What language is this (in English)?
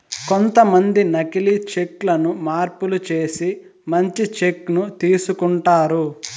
Telugu